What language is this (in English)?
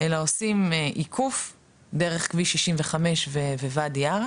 Hebrew